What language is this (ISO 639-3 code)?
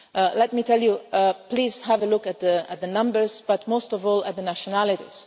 eng